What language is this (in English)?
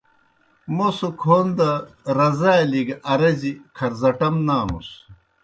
Kohistani Shina